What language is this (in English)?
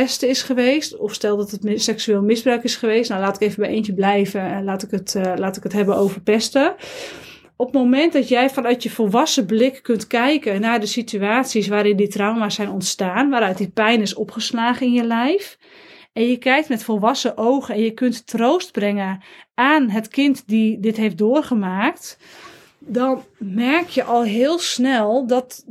Dutch